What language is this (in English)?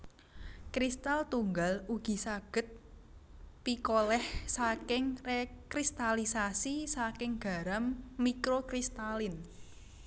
Javanese